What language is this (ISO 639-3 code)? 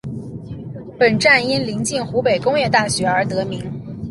zho